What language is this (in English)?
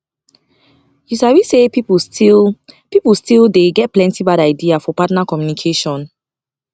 Nigerian Pidgin